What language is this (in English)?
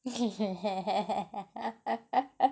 English